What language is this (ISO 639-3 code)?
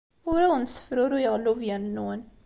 kab